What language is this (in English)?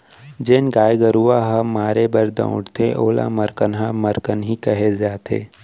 Chhattisgarhi